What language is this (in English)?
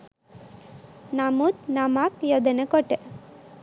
Sinhala